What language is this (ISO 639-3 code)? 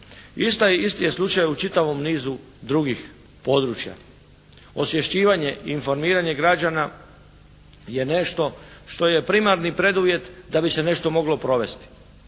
hrv